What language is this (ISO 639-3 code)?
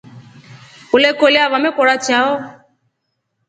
rof